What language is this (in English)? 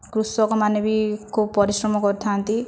Odia